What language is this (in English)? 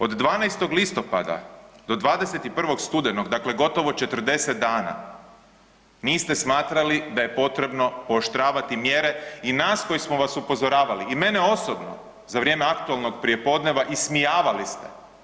Croatian